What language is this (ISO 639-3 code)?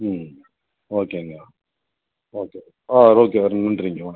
tam